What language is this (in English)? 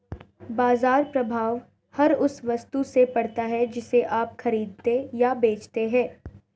Hindi